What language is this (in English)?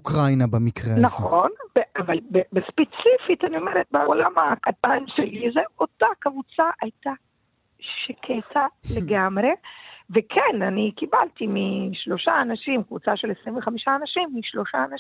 Hebrew